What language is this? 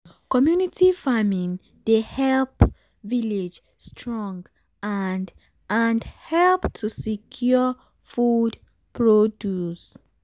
Nigerian Pidgin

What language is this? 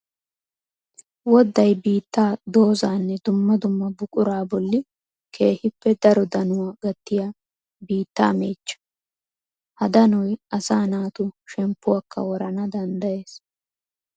Wolaytta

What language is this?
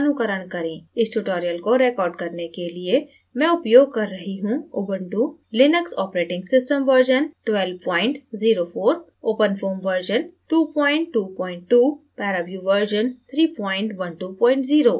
Hindi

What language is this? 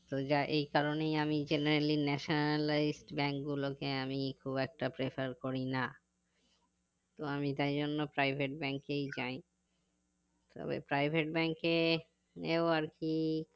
Bangla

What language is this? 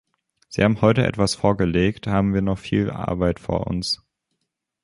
German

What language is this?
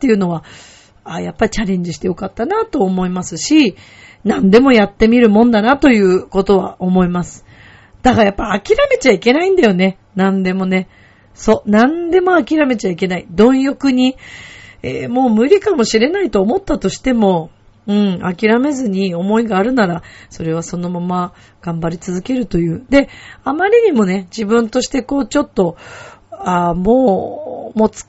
Japanese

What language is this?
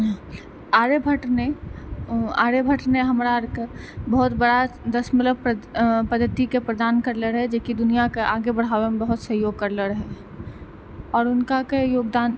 Maithili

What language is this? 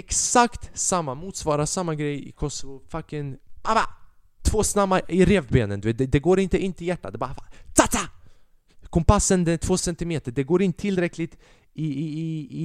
Swedish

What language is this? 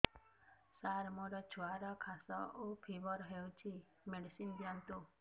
Odia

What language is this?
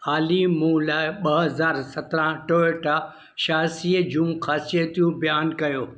Sindhi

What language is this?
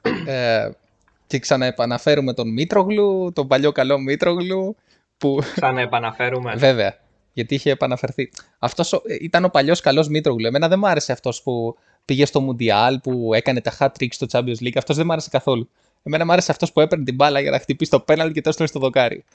Greek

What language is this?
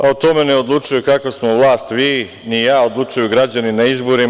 Serbian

